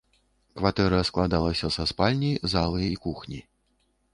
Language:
Belarusian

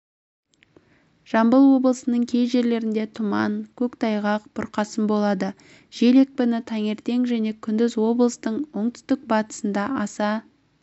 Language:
Kazakh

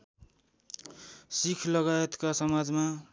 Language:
Nepali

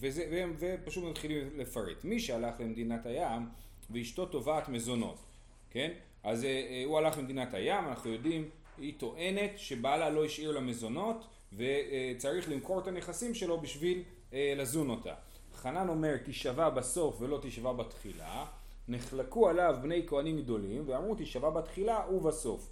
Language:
Hebrew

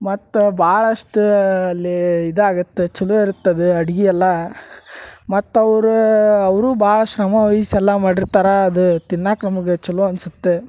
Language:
Kannada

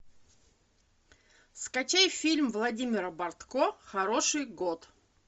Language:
Russian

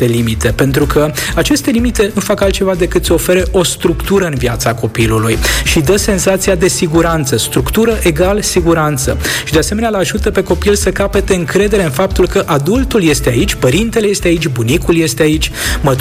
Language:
Romanian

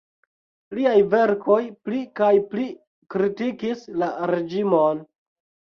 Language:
Esperanto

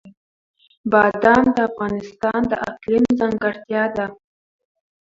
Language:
Pashto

